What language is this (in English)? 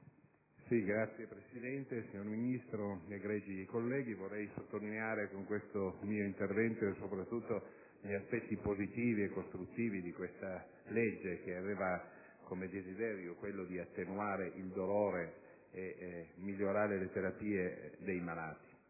Italian